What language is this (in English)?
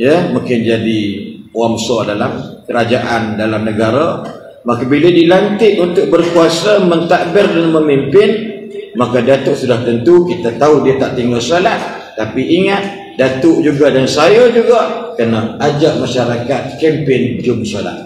Malay